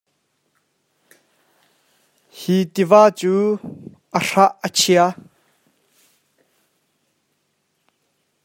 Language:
Hakha Chin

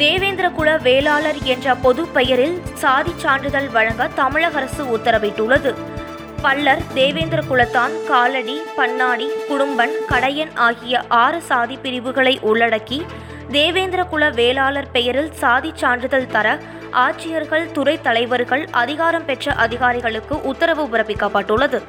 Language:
Tamil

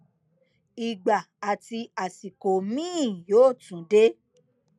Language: Yoruba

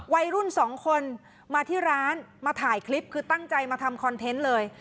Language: Thai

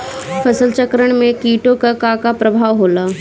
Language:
Bhojpuri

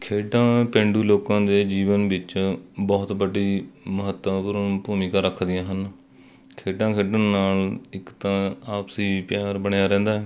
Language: Punjabi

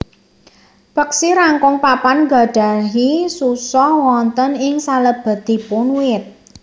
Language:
Javanese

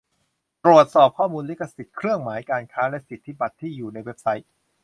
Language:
Thai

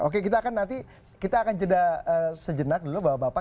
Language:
Indonesian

